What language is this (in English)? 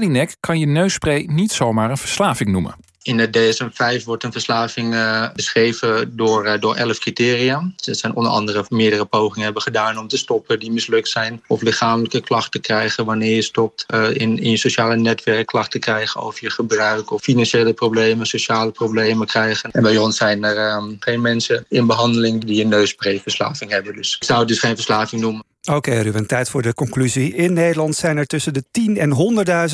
Dutch